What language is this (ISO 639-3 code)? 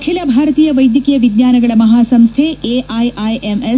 kan